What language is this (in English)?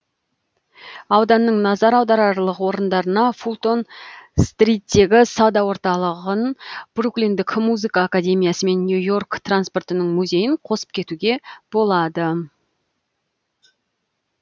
Kazakh